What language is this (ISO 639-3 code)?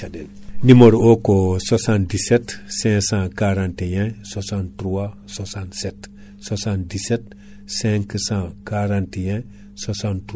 ful